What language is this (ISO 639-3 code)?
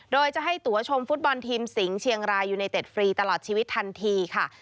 tha